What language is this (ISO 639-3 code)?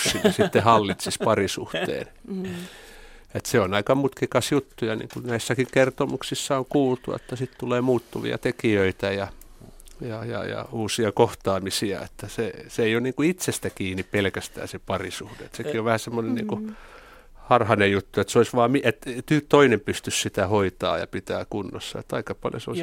fin